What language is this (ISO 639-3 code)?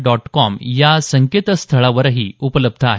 mar